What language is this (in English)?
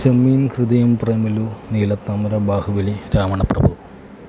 Malayalam